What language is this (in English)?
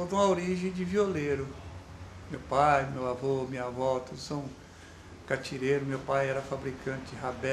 Portuguese